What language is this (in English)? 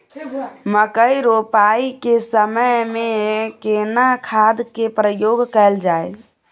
Maithili